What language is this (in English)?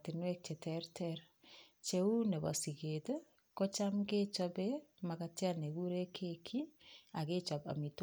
Kalenjin